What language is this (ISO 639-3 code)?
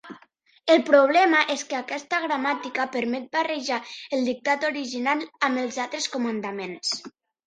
cat